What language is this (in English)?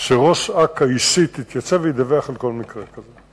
Hebrew